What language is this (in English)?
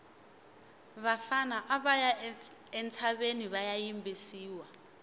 Tsonga